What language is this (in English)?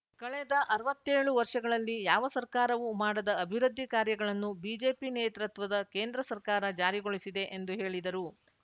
Kannada